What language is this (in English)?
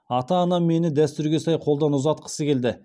Kazakh